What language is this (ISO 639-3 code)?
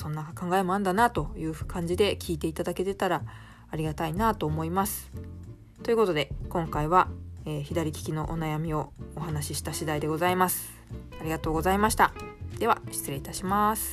jpn